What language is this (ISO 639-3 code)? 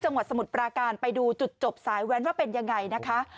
tha